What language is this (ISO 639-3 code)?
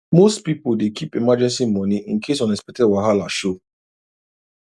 pcm